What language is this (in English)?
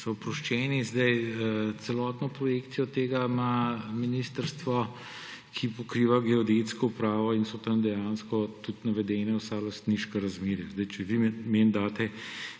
Slovenian